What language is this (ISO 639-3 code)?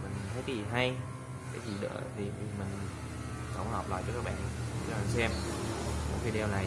vie